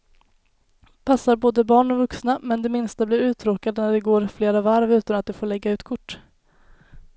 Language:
Swedish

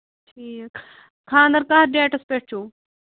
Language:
Kashmiri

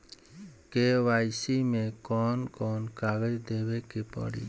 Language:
Bhojpuri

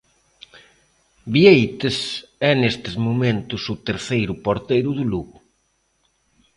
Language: Galician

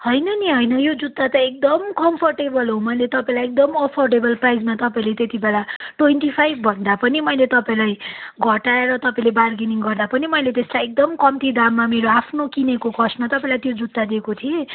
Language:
Nepali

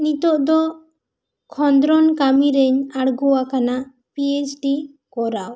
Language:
Santali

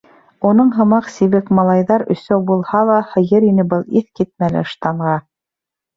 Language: Bashkir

